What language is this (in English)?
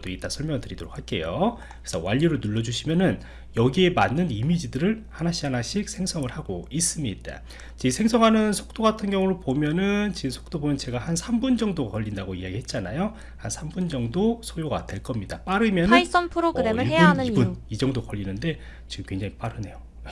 Korean